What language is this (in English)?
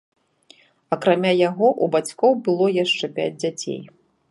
Belarusian